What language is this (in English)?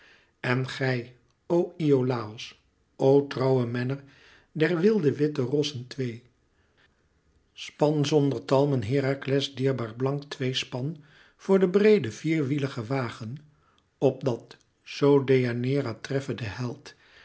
Dutch